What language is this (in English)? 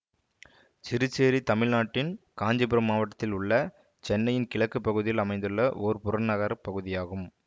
Tamil